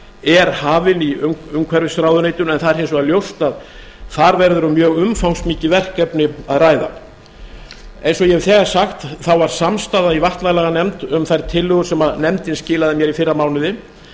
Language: Icelandic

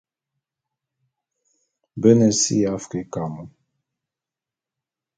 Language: Bulu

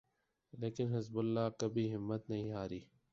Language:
Urdu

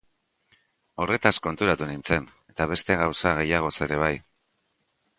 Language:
Basque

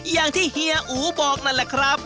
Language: Thai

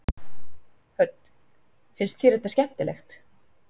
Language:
Icelandic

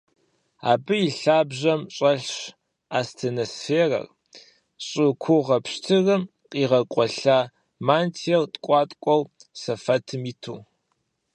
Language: Kabardian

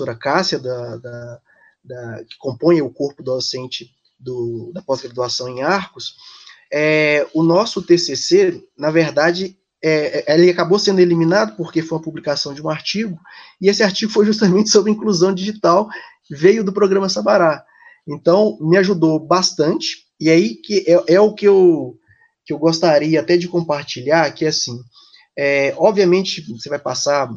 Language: Portuguese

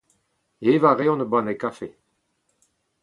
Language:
Breton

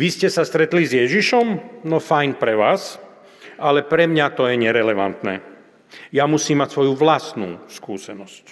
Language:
Slovak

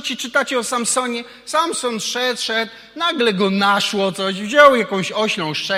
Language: Polish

